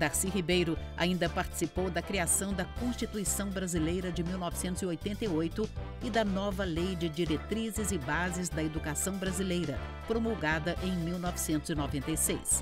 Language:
Portuguese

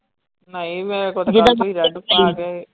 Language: Punjabi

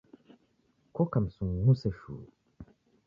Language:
Taita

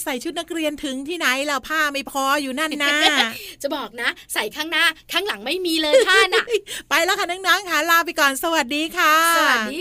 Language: Thai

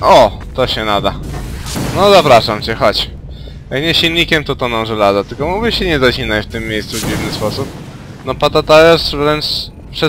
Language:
Polish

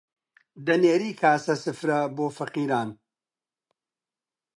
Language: Central Kurdish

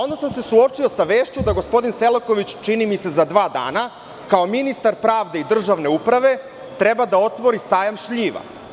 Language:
Serbian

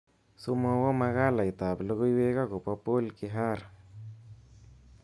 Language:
Kalenjin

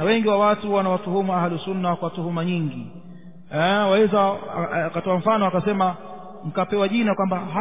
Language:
Arabic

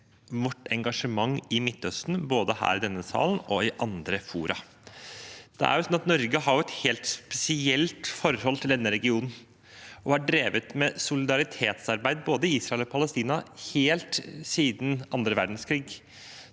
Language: Norwegian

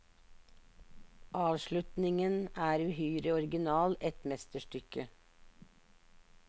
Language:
Norwegian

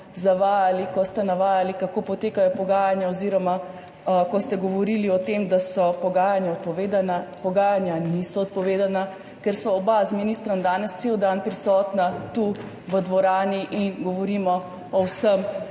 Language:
Slovenian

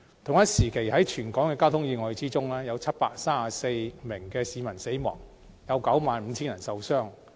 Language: Cantonese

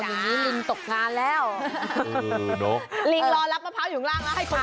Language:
Thai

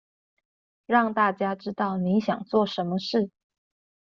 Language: Chinese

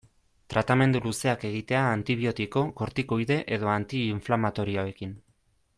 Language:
Basque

